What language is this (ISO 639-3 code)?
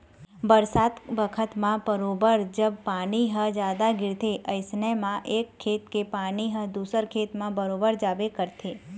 hne